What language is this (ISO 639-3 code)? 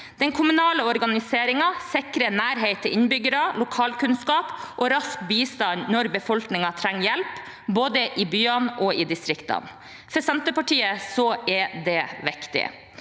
nor